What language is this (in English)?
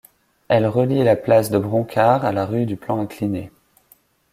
French